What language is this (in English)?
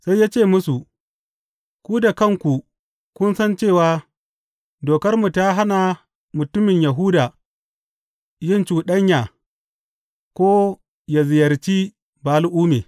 Hausa